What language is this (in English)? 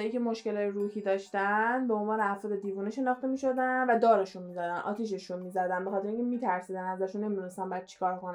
Persian